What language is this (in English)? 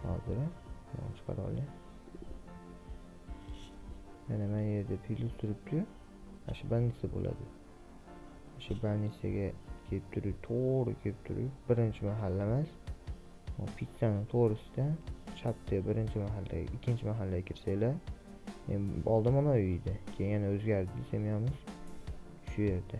Turkish